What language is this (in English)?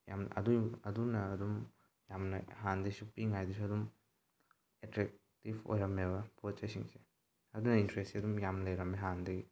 Manipuri